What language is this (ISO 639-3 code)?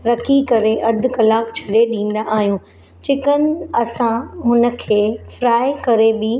snd